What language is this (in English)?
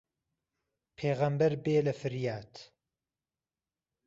Central Kurdish